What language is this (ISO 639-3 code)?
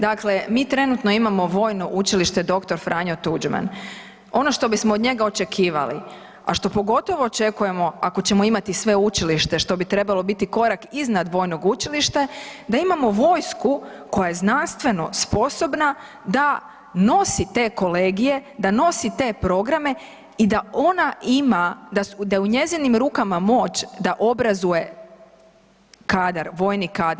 hrv